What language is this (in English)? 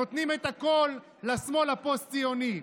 Hebrew